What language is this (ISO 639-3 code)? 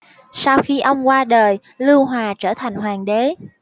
vie